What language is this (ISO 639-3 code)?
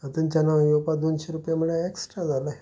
kok